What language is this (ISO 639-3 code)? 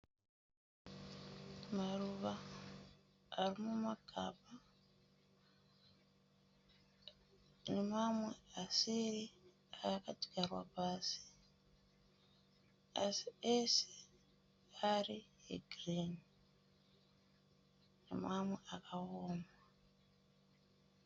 sna